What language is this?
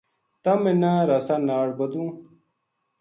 Gujari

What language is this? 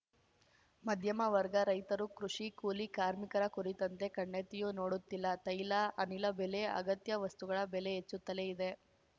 Kannada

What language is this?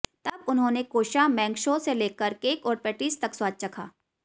Hindi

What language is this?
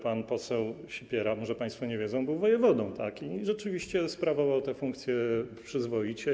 Polish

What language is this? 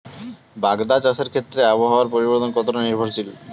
Bangla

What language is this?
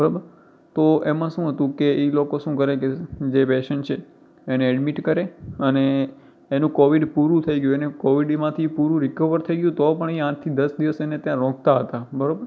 Gujarati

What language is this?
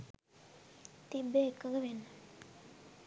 Sinhala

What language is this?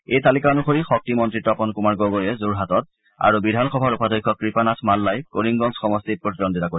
Assamese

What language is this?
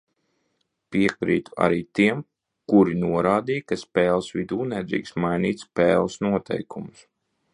Latvian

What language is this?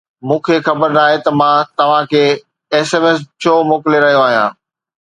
Sindhi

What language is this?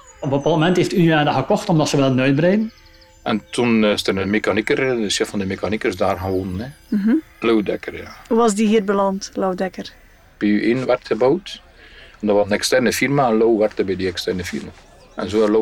Dutch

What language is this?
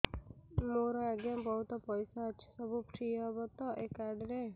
Odia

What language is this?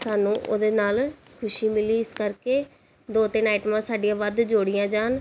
Punjabi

